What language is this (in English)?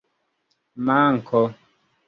Esperanto